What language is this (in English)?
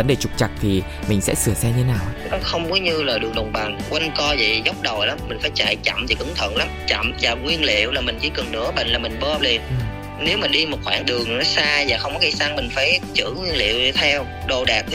Vietnamese